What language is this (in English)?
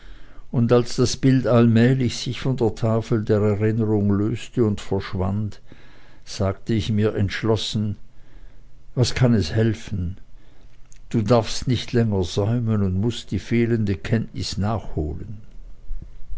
German